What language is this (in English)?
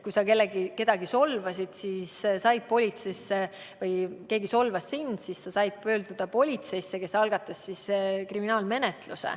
Estonian